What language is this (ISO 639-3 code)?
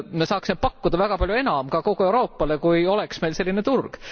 est